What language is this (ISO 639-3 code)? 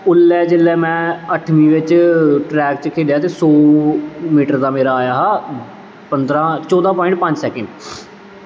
doi